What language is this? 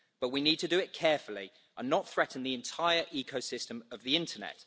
English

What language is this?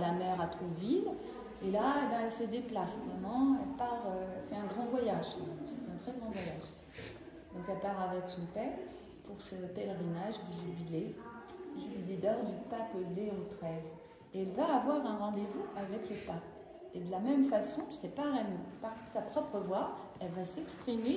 French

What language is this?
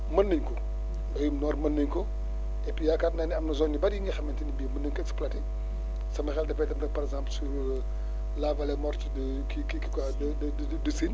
Wolof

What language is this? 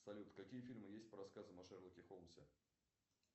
Russian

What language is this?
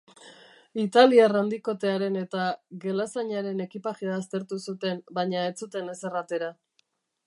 Basque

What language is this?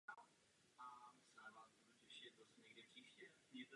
Czech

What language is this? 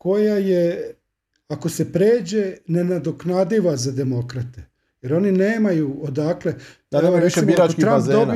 Croatian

